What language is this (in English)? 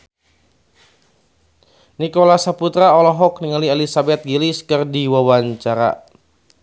Sundanese